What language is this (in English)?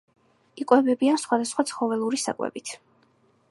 Georgian